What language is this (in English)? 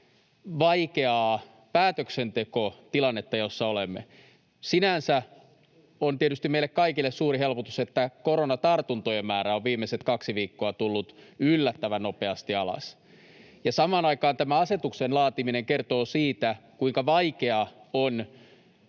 Finnish